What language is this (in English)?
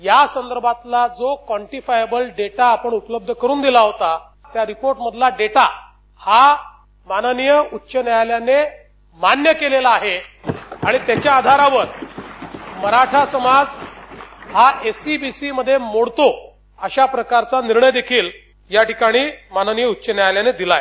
Marathi